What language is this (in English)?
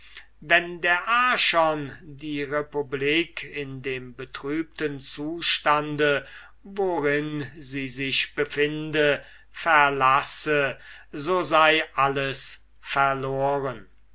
German